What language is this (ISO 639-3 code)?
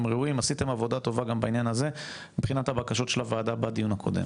heb